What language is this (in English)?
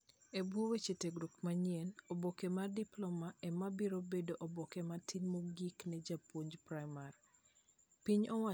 Luo (Kenya and Tanzania)